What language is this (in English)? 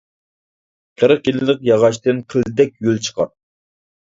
Uyghur